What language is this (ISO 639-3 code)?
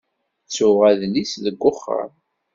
kab